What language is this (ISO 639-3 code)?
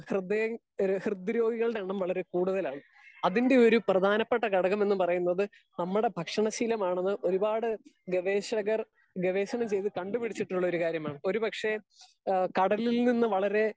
mal